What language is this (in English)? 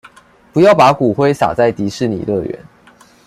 Chinese